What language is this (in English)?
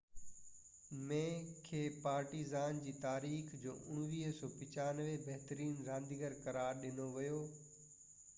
Sindhi